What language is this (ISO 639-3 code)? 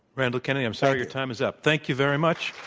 eng